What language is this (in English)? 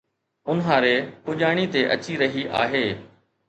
Sindhi